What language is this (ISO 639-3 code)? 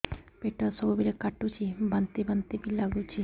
ori